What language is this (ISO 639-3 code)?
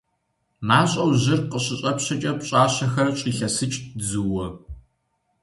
kbd